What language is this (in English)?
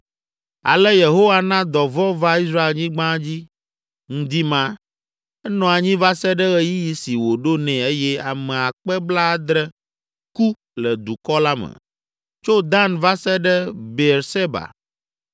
Ewe